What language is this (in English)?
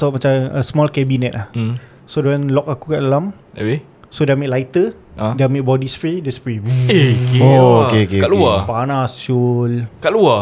Malay